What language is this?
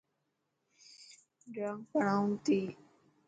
Dhatki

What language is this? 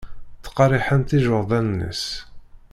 Kabyle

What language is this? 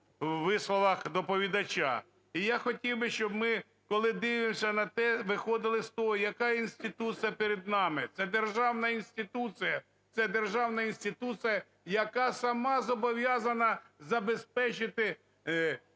Ukrainian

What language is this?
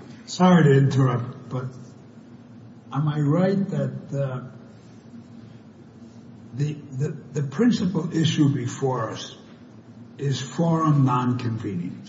English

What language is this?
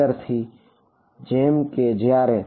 Gujarati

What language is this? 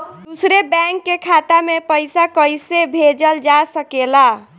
Bhojpuri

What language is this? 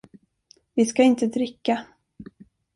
Swedish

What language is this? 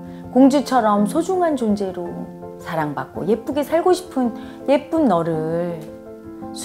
Korean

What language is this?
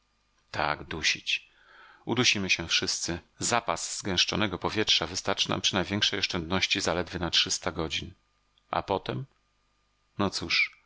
Polish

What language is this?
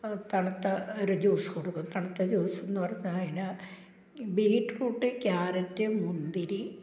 Malayalam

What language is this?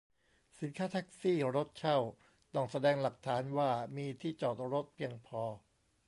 Thai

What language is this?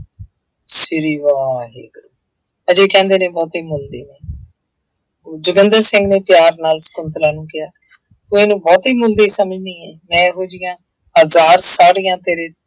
Punjabi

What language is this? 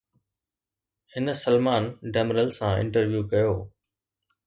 Sindhi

